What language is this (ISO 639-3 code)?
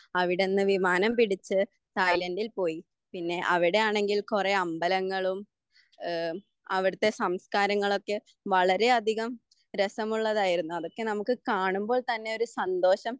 mal